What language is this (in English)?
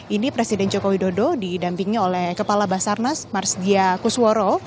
Indonesian